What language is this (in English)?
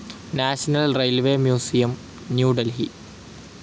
Malayalam